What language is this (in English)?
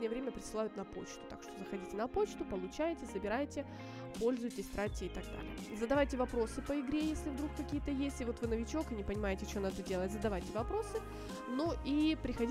Russian